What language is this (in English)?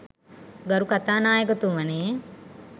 Sinhala